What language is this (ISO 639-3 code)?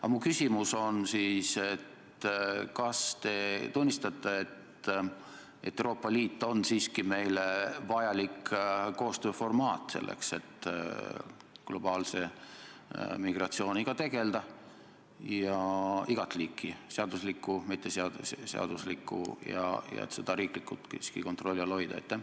est